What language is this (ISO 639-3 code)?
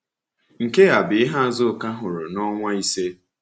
ibo